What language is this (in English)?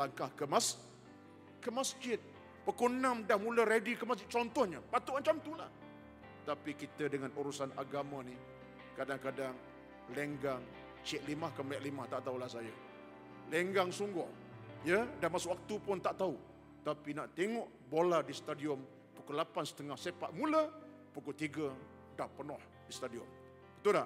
Malay